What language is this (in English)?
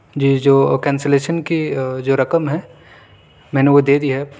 Urdu